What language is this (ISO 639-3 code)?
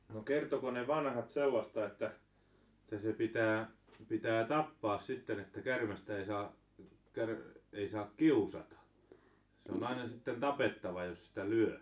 fin